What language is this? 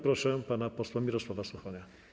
Polish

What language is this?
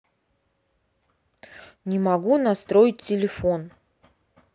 Russian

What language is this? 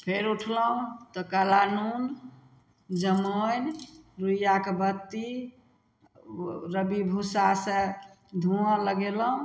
Maithili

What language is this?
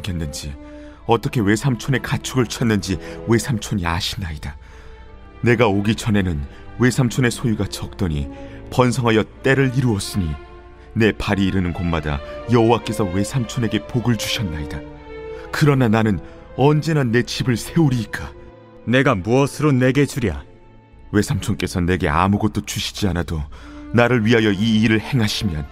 Korean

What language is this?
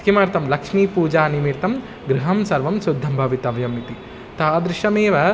Sanskrit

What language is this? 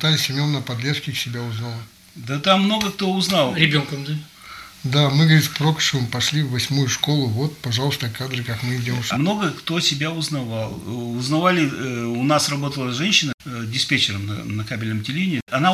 Russian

